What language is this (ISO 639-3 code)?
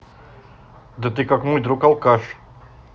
rus